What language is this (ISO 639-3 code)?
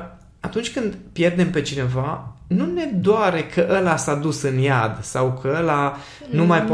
ron